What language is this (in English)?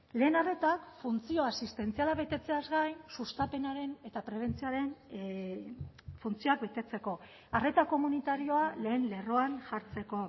Basque